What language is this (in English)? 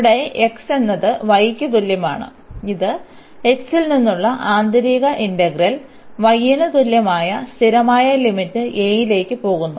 Malayalam